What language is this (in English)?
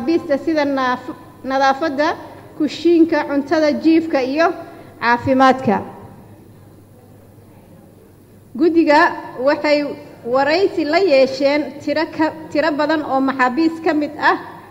Arabic